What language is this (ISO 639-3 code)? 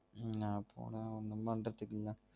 tam